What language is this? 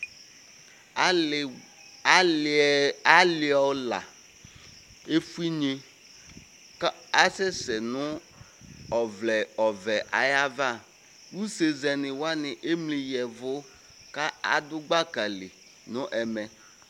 Ikposo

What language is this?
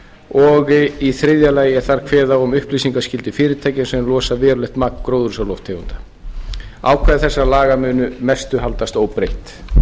Icelandic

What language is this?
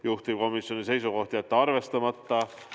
Estonian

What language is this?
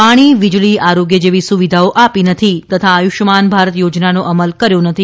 Gujarati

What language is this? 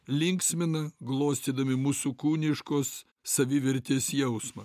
Lithuanian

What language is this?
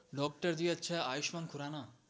Gujarati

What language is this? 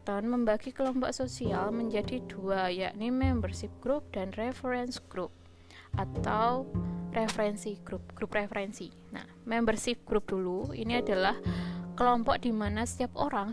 Indonesian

